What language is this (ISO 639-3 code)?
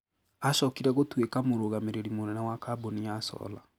kik